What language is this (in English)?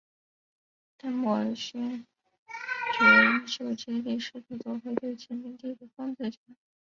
Chinese